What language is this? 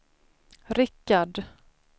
Swedish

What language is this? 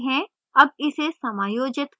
Hindi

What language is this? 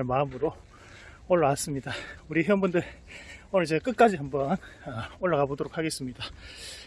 Korean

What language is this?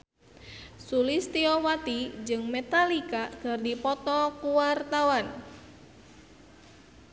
Sundanese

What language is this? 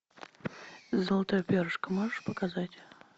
Russian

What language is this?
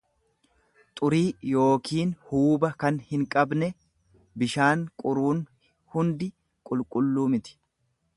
Oromo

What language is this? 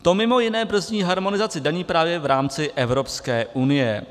Czech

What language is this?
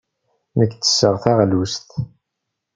Kabyle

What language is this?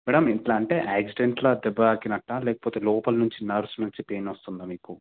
Telugu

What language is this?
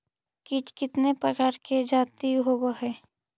Magahi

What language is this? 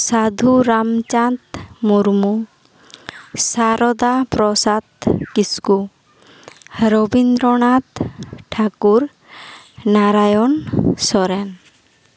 Santali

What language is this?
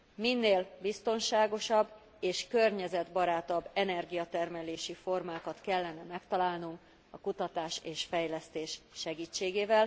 Hungarian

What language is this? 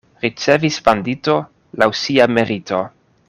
Esperanto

